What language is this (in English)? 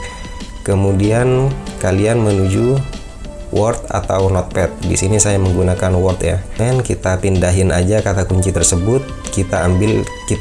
Indonesian